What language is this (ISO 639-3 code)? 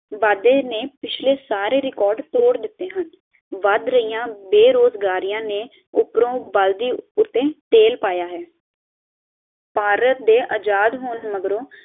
pan